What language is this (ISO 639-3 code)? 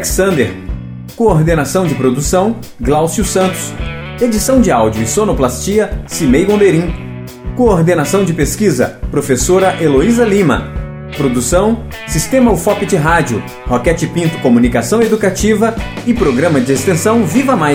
por